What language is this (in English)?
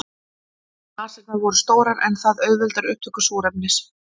Icelandic